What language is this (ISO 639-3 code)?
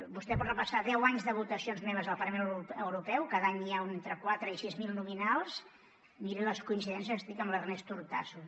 cat